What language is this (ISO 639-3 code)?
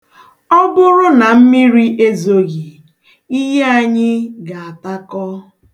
ibo